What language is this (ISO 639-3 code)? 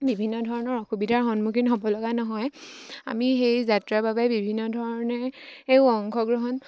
asm